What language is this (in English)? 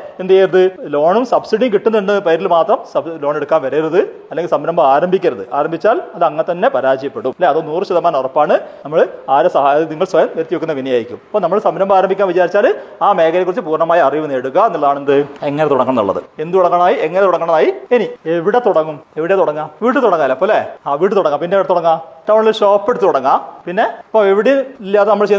Malayalam